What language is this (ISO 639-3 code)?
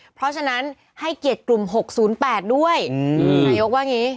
tha